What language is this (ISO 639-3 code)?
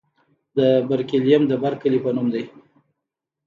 pus